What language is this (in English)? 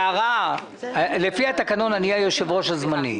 Hebrew